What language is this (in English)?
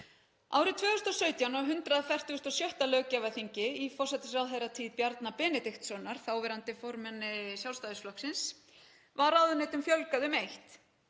Icelandic